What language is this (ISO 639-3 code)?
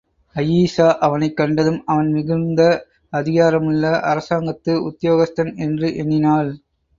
tam